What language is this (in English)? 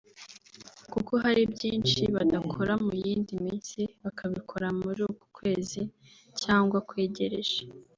Kinyarwanda